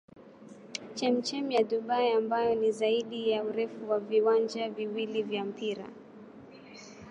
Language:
Swahili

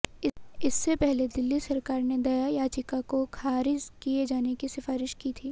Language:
Hindi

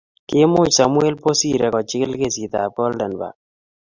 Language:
Kalenjin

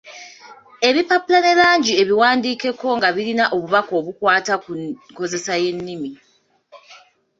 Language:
Ganda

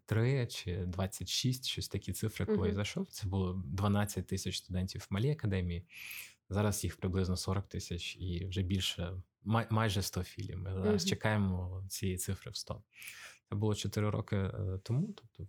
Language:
Ukrainian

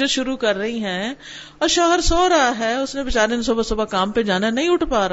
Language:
Urdu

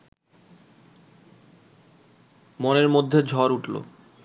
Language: Bangla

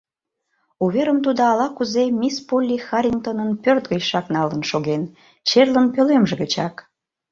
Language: Mari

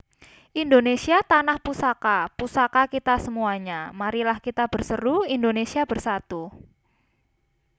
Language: Javanese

